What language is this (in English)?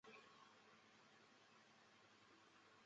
Chinese